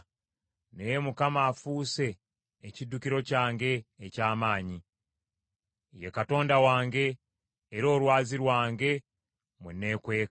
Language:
Ganda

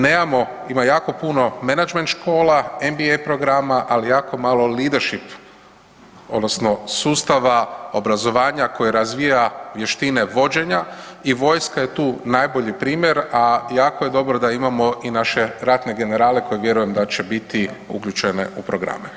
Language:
Croatian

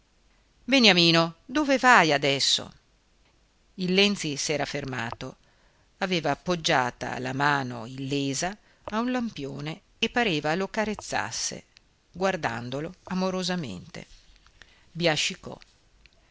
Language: Italian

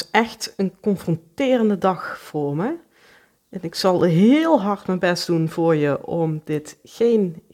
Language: Dutch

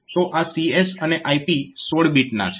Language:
Gujarati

